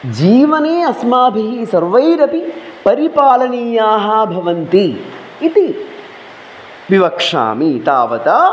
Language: Sanskrit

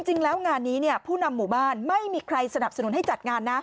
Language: Thai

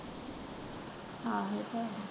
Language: Punjabi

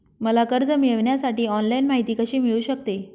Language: Marathi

